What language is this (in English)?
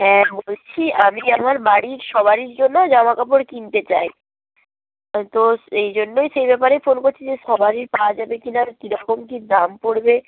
Bangla